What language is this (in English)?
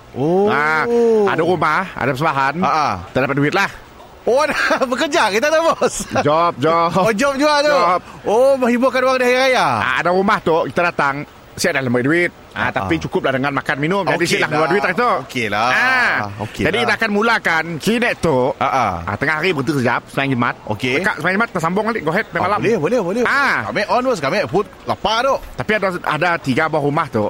Malay